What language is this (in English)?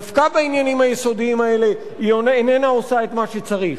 Hebrew